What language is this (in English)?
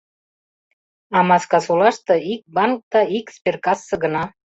Mari